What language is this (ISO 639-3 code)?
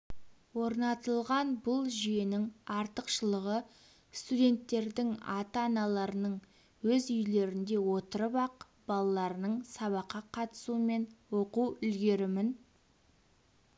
kaz